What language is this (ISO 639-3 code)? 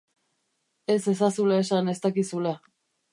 eus